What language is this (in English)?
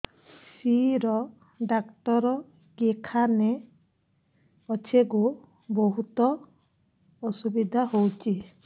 Odia